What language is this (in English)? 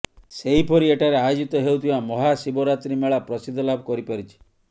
Odia